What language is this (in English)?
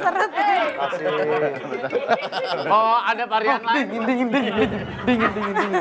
Indonesian